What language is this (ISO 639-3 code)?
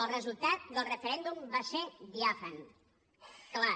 cat